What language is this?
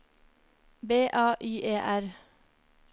Norwegian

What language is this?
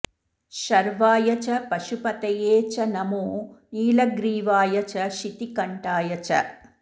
Sanskrit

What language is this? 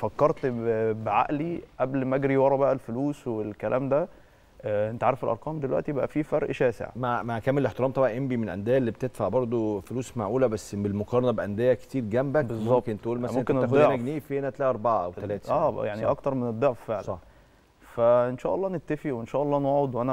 Arabic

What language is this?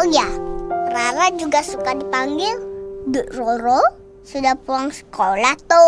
Indonesian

